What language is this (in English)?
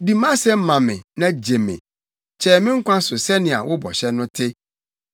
Akan